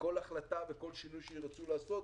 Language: Hebrew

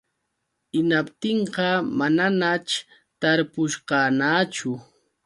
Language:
Yauyos Quechua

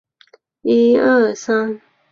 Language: Chinese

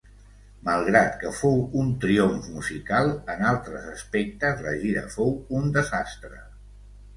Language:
Catalan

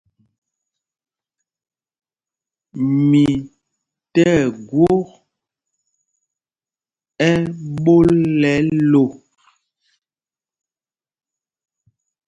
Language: Mpumpong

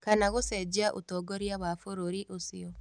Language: Kikuyu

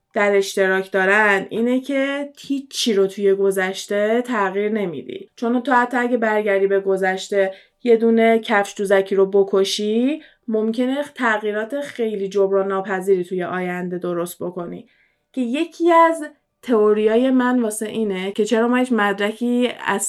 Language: Persian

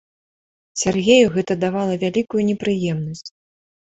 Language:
Belarusian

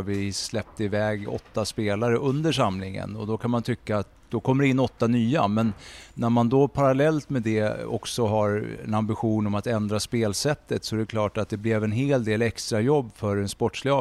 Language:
Swedish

